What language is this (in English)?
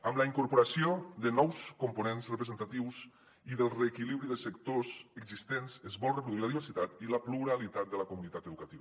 Catalan